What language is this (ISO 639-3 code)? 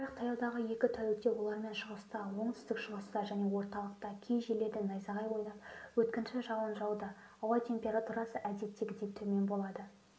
kaz